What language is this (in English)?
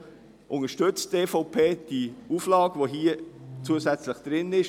Swiss German